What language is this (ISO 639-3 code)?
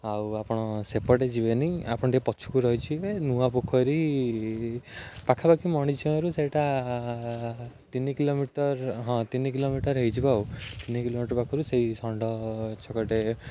ori